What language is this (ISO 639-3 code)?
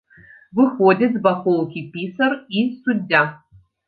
bel